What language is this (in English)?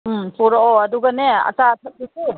Manipuri